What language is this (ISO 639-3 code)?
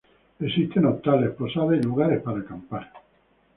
spa